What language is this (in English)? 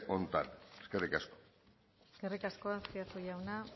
Basque